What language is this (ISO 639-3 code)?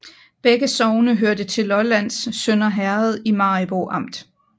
dan